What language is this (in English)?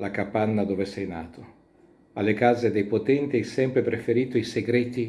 Italian